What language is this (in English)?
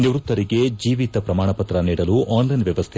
Kannada